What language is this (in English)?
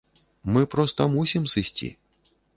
Belarusian